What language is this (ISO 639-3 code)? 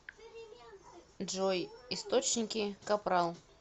rus